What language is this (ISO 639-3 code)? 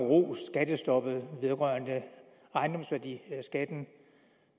dan